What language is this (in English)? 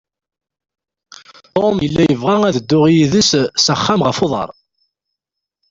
Kabyle